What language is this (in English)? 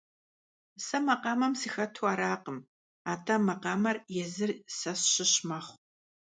Kabardian